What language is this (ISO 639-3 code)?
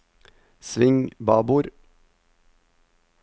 nor